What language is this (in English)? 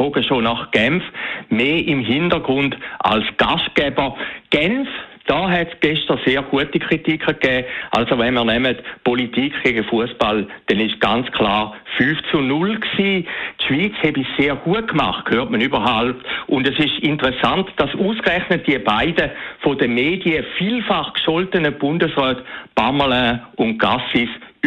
German